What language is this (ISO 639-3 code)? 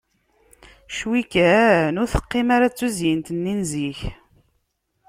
kab